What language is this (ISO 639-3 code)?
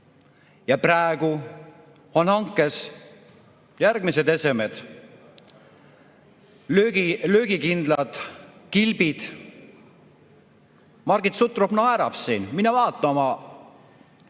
est